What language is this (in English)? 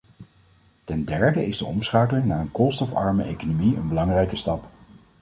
Dutch